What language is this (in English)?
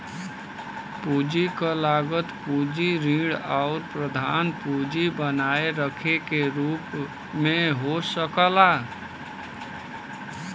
Bhojpuri